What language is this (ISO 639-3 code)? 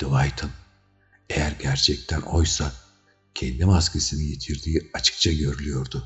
tur